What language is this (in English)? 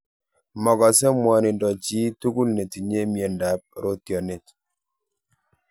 Kalenjin